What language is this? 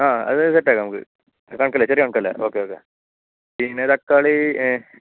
Malayalam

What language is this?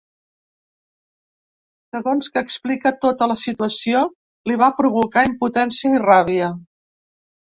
Catalan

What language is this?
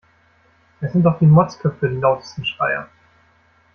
German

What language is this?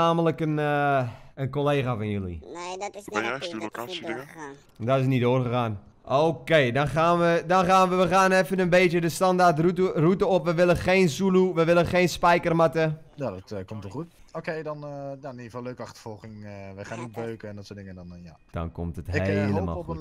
Dutch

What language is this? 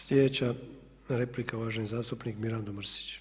Croatian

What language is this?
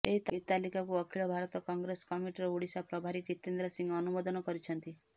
Odia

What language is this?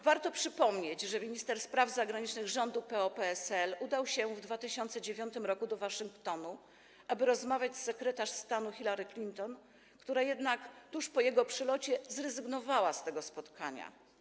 Polish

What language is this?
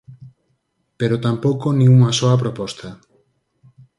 Galician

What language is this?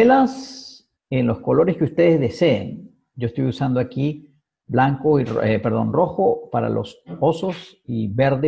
Spanish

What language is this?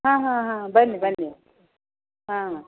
Kannada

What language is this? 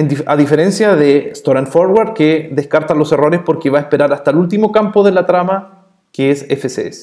Spanish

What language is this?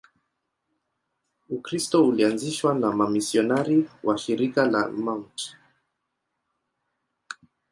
Swahili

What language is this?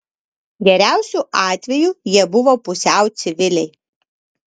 Lithuanian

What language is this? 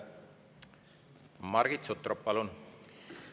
Estonian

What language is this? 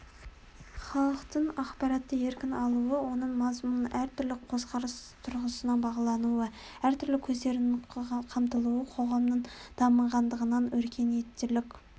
Kazakh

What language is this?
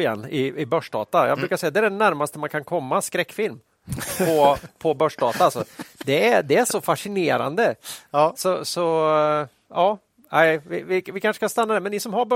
Swedish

